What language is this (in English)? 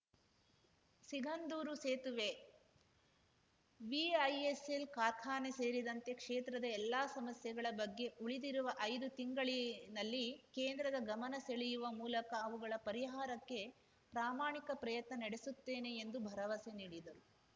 Kannada